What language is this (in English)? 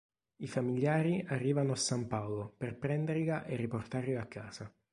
Italian